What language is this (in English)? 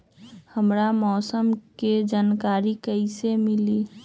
Magahi